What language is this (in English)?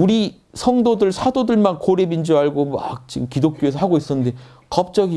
Korean